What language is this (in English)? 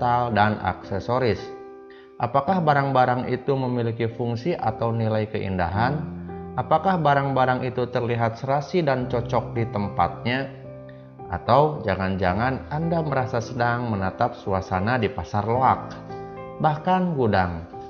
Indonesian